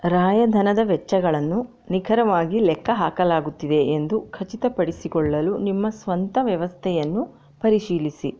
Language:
Kannada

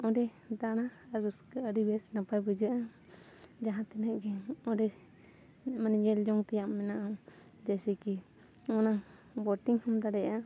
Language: Santali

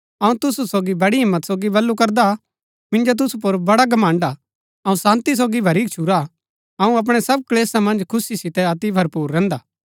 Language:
Gaddi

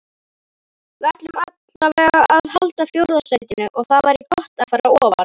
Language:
Icelandic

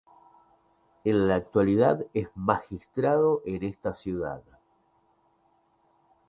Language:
Spanish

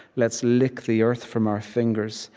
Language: English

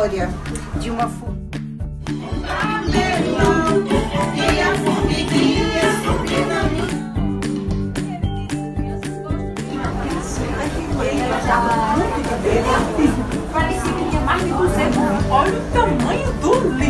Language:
Portuguese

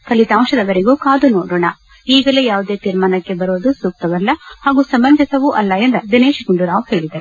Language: Kannada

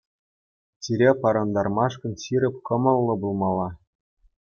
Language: Chuvash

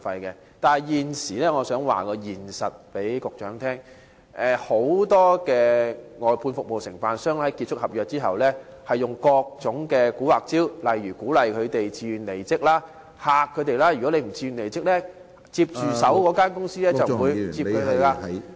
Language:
Cantonese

